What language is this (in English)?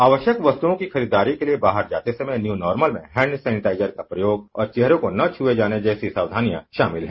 Hindi